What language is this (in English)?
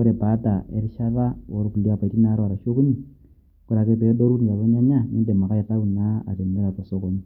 Masai